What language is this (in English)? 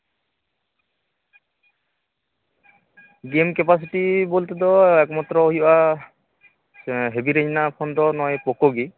Santali